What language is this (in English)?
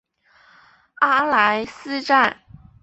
Chinese